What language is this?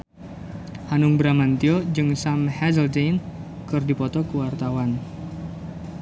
Sundanese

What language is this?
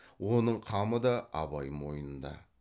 Kazakh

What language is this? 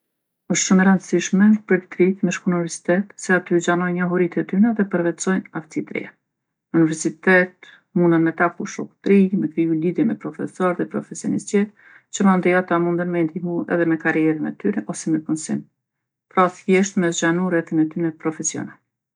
Gheg Albanian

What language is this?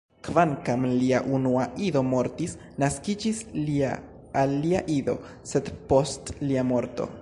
Esperanto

